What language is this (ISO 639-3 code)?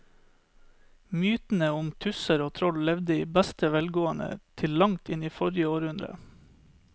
nor